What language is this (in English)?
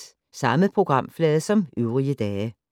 Danish